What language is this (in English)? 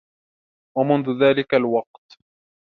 Arabic